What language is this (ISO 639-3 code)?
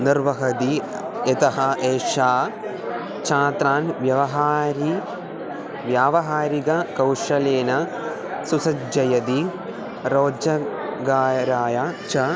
san